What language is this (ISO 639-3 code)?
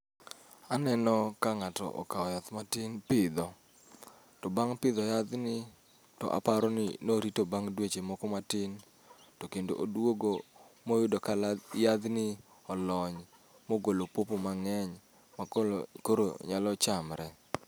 luo